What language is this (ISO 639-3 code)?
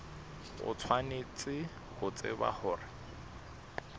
sot